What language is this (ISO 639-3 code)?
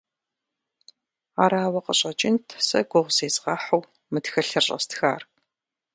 kbd